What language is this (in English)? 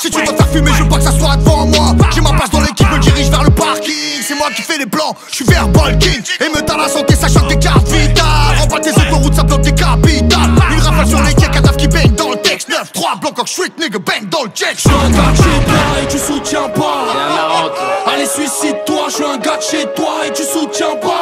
French